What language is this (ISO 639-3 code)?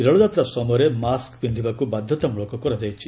ori